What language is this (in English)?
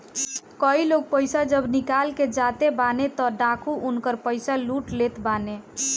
Bhojpuri